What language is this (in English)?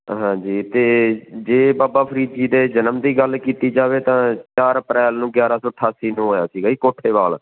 Punjabi